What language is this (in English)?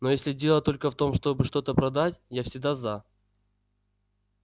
Russian